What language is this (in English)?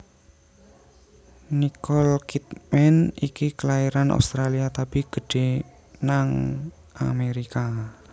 Javanese